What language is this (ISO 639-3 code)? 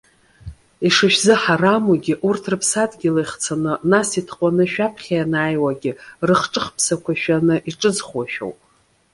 abk